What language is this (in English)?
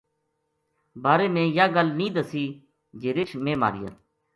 Gujari